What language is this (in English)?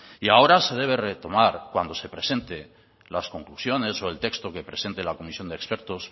Spanish